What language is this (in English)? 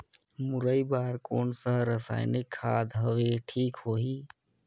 Chhattisgarhi